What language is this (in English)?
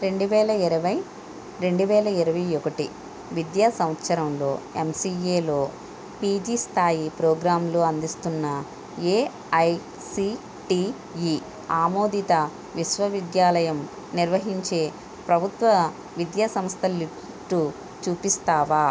Telugu